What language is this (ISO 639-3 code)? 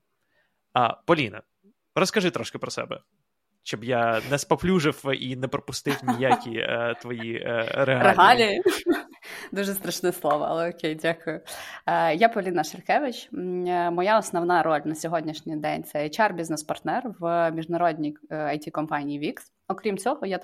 ukr